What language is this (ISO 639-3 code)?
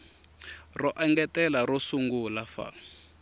tso